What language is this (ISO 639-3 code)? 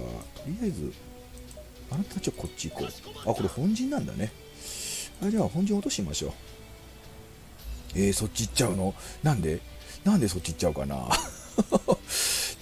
jpn